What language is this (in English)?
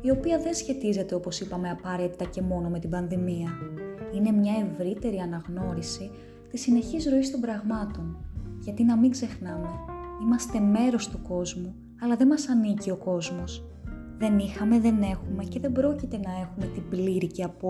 Greek